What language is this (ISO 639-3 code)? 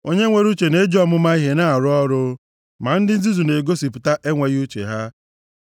ibo